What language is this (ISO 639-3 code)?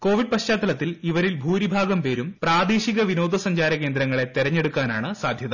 mal